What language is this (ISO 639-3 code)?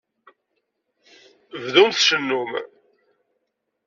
kab